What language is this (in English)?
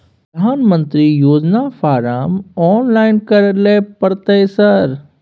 Maithili